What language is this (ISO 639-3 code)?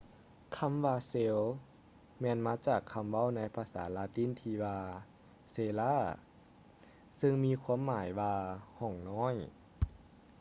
lao